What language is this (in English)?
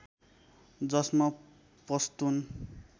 Nepali